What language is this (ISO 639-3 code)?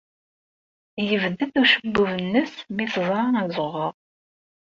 kab